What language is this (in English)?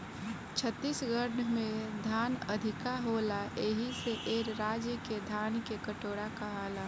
Bhojpuri